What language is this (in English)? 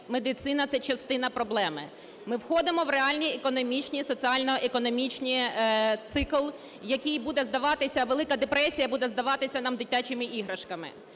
Ukrainian